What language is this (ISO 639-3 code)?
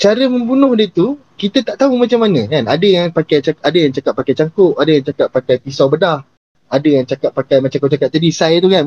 msa